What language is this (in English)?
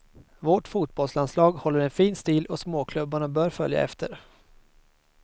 Swedish